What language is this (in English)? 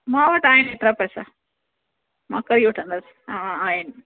Sindhi